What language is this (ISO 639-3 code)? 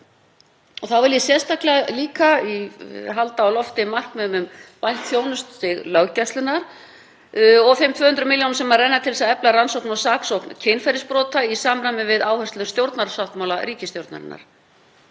isl